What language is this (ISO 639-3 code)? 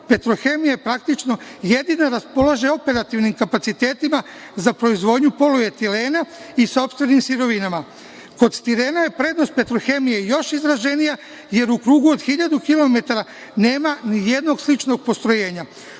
srp